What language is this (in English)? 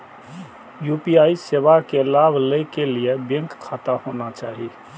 Maithili